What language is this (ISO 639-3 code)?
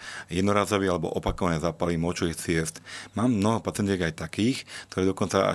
slk